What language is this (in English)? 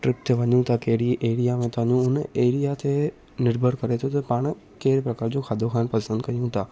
Sindhi